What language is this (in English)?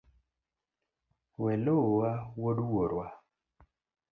Luo (Kenya and Tanzania)